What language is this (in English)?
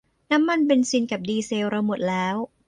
Thai